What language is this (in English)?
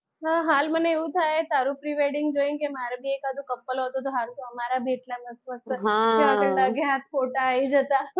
Gujarati